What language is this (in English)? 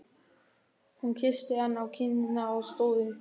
Icelandic